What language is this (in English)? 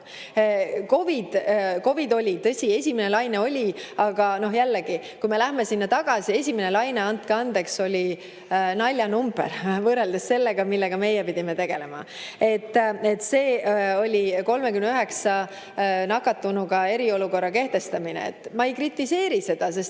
Estonian